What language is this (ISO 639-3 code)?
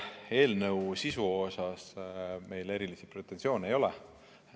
est